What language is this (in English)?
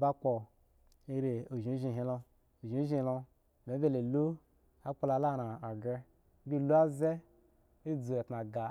Eggon